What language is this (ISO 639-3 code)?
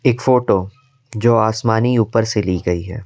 hin